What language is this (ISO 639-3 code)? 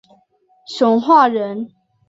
zho